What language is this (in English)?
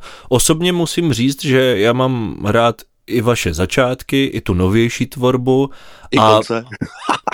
Czech